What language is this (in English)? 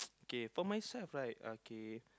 English